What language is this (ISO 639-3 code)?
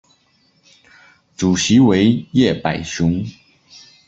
zho